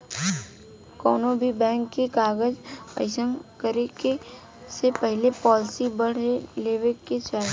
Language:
Bhojpuri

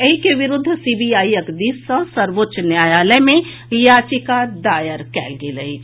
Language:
Maithili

